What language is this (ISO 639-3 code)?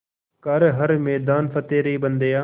hin